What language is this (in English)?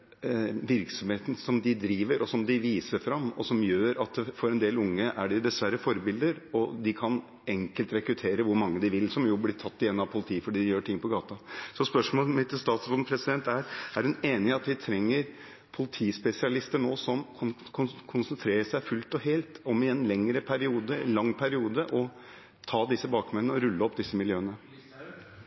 Norwegian Bokmål